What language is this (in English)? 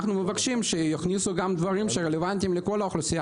Hebrew